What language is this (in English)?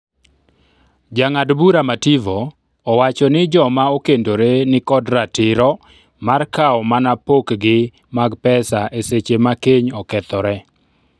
Luo (Kenya and Tanzania)